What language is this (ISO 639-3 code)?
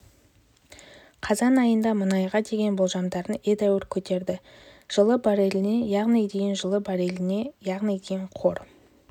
kaz